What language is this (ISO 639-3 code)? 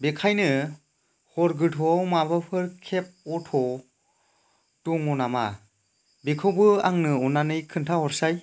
brx